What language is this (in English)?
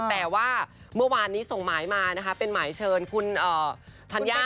Thai